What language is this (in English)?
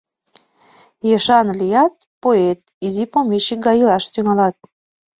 Mari